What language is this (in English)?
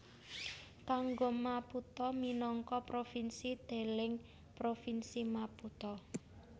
Javanese